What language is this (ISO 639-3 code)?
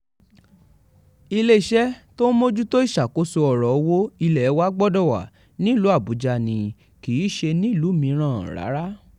yor